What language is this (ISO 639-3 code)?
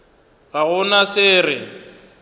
nso